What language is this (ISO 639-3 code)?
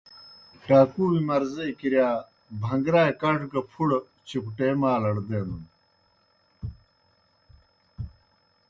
plk